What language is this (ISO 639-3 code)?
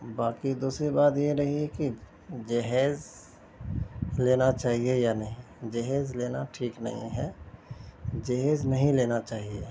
urd